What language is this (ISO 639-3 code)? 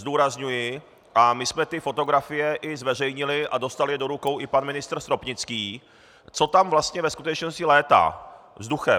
ces